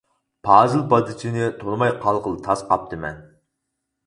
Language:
Uyghur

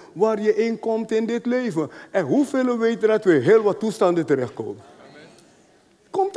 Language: Dutch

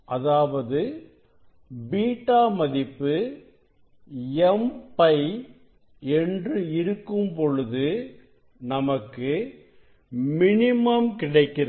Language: Tamil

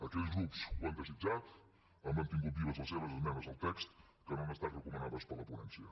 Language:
Catalan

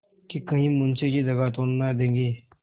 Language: Hindi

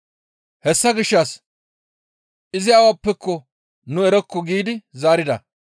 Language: Gamo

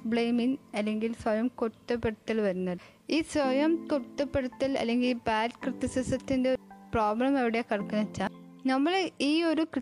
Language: Malayalam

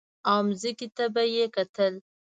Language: Pashto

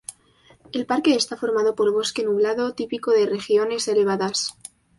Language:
Spanish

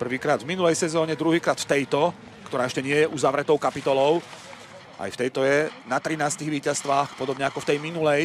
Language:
Slovak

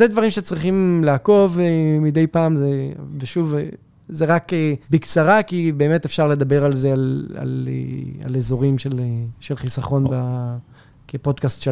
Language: Hebrew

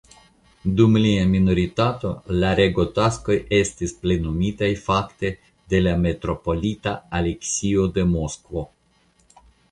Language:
Esperanto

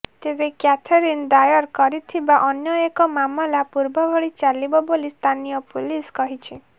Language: Odia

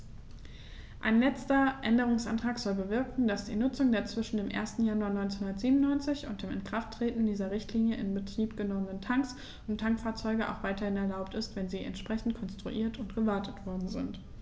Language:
German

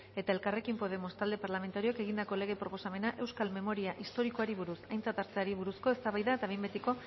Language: Basque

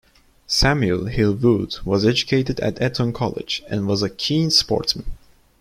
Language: English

